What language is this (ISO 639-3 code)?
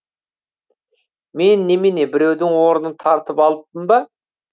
kaz